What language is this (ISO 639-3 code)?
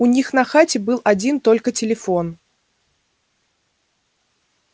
rus